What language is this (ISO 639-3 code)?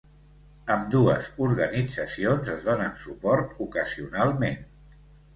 cat